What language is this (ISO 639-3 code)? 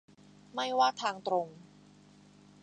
tha